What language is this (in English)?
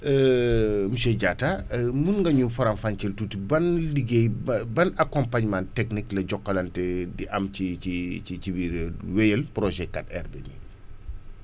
Wolof